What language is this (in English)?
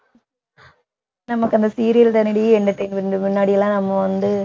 Tamil